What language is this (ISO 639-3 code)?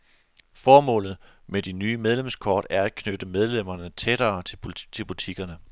dan